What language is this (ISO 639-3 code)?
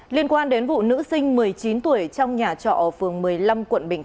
vie